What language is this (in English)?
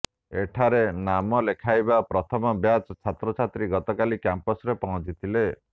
Odia